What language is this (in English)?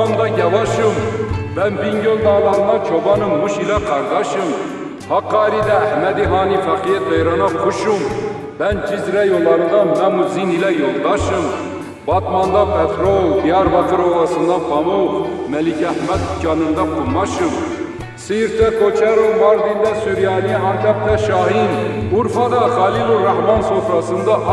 Turkish